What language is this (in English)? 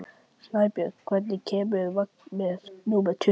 Icelandic